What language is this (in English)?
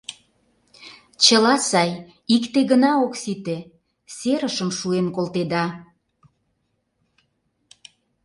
Mari